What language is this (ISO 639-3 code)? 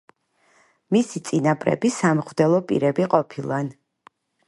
kat